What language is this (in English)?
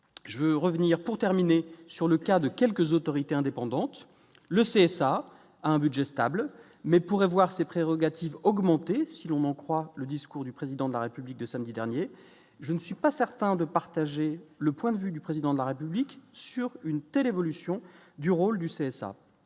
French